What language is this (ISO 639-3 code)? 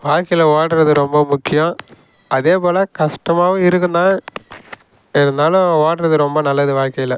tam